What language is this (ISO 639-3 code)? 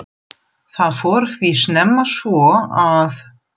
isl